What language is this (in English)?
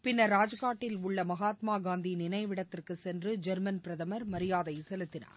Tamil